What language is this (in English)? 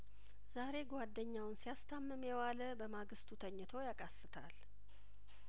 Amharic